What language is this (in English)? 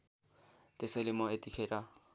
Nepali